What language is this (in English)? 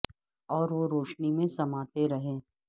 Urdu